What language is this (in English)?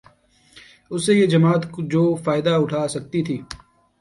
Urdu